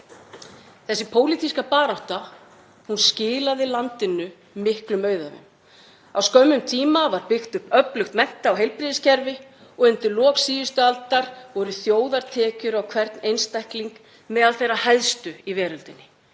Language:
Icelandic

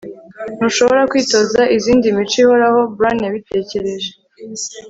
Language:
Kinyarwanda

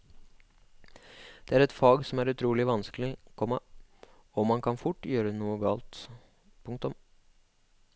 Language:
Norwegian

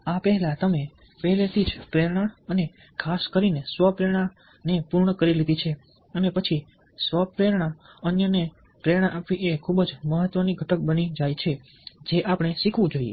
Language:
Gujarati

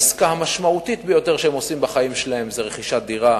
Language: Hebrew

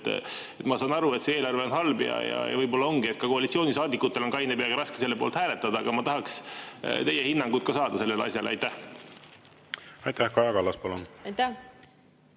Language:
Estonian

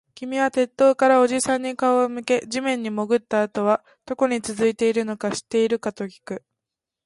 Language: Japanese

